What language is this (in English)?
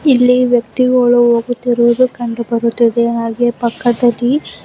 Kannada